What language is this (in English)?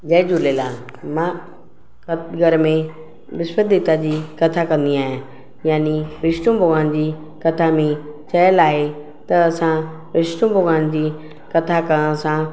Sindhi